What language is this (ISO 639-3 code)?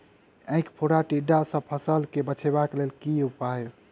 mai